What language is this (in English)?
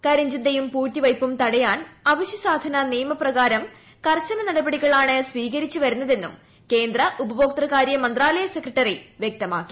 Malayalam